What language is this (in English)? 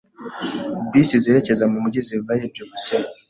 Kinyarwanda